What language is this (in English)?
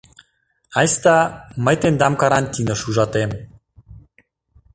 Mari